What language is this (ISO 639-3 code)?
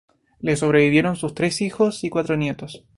spa